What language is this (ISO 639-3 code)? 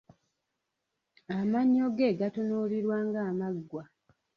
lug